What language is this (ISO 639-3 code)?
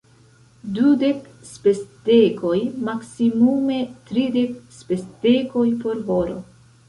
epo